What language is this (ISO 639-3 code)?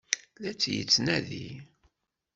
kab